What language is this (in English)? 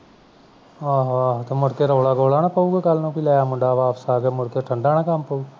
Punjabi